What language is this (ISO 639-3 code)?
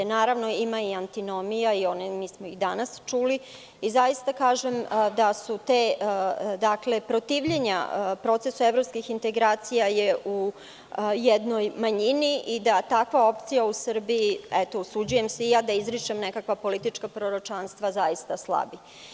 srp